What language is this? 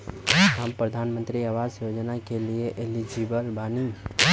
Bhojpuri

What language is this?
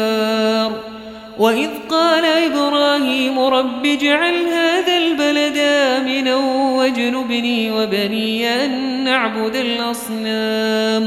Arabic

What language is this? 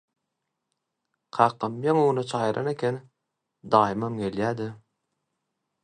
Turkmen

